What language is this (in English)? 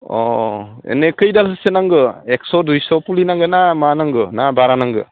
Bodo